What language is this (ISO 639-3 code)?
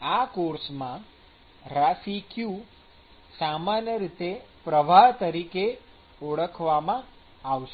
guj